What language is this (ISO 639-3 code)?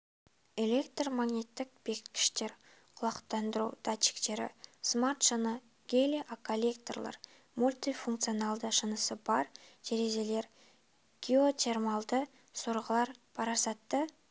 kaz